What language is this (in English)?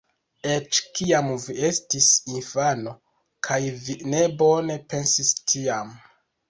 Esperanto